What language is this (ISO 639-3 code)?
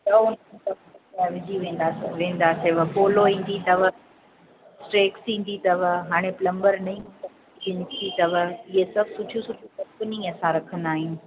snd